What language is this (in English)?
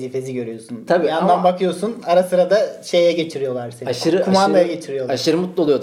Turkish